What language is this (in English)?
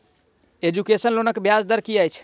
Maithili